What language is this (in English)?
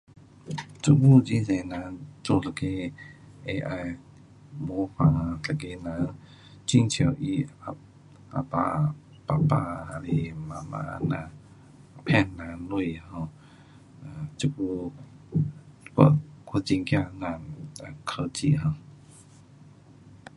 Pu-Xian Chinese